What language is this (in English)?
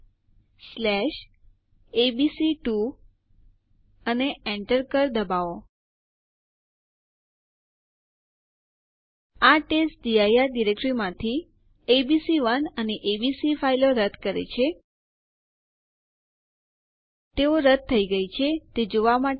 Gujarati